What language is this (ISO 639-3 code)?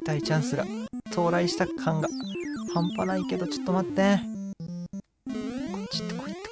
jpn